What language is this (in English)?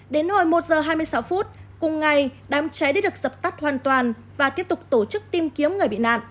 Vietnamese